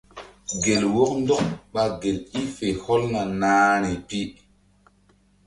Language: Mbum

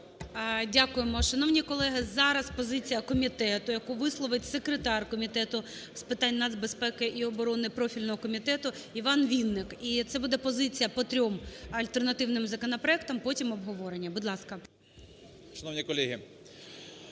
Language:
Ukrainian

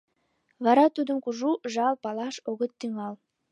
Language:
Mari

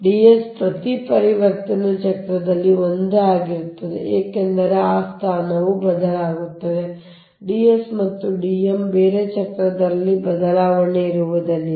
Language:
Kannada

